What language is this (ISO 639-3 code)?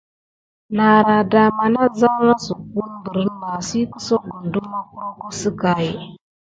gid